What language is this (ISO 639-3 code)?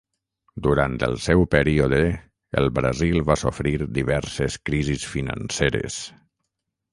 cat